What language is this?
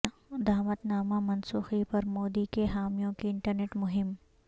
Urdu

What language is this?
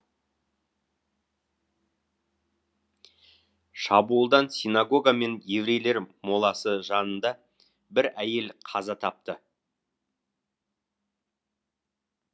Kazakh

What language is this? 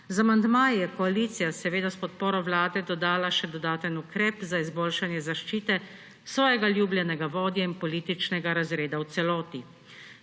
Slovenian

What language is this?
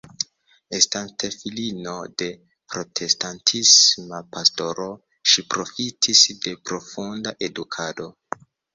Esperanto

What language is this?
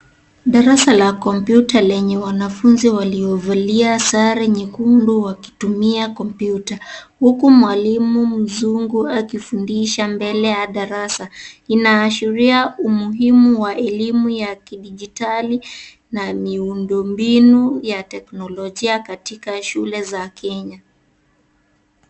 Swahili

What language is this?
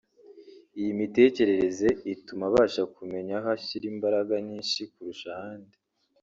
Kinyarwanda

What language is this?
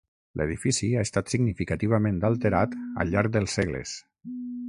Catalan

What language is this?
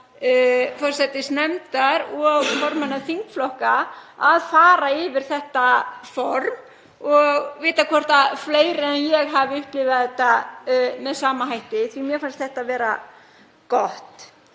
Icelandic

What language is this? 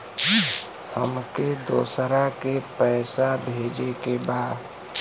Bhojpuri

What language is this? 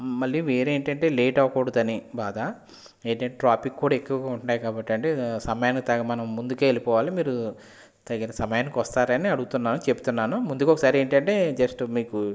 Telugu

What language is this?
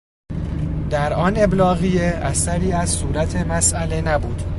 Persian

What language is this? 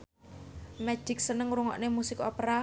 Javanese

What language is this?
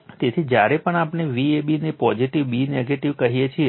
Gujarati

